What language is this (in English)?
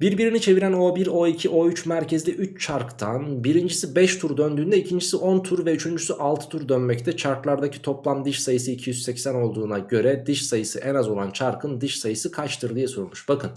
Turkish